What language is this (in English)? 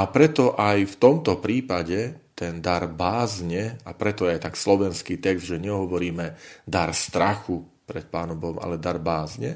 Slovak